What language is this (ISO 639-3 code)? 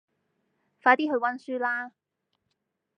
yue